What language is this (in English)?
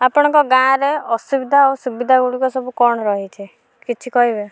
Odia